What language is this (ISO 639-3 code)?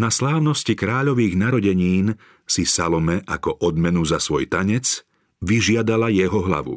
slk